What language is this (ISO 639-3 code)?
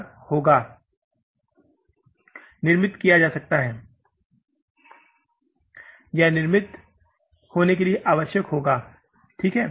hin